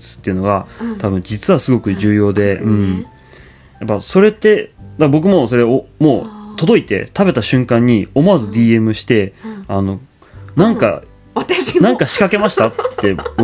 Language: Japanese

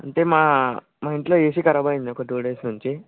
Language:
Telugu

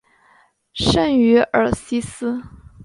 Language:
Chinese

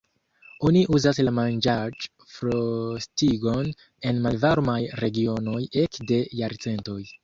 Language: Esperanto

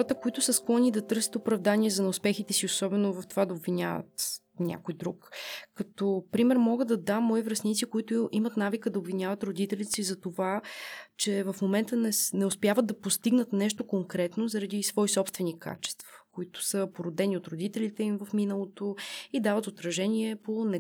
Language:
Bulgarian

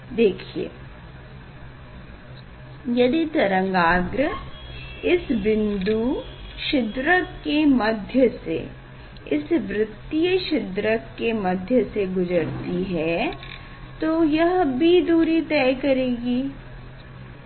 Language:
Hindi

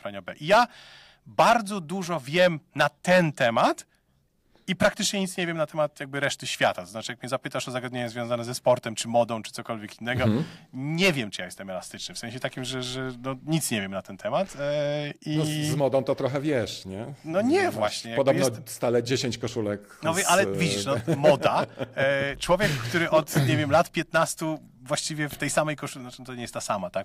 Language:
Polish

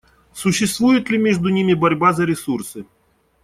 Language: Russian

